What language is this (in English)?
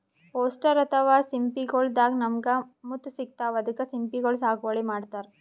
Kannada